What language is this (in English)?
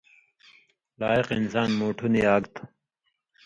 Indus Kohistani